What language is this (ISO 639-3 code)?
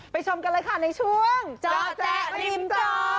tha